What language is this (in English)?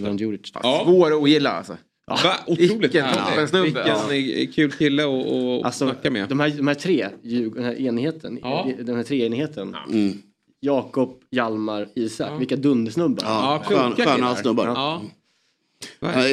Swedish